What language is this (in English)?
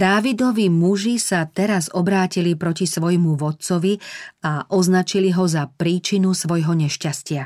Slovak